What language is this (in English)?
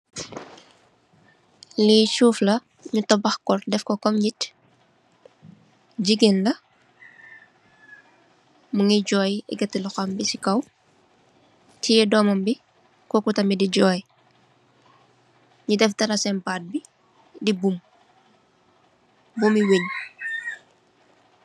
Wolof